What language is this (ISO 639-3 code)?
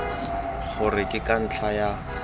tsn